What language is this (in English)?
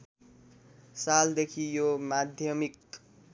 Nepali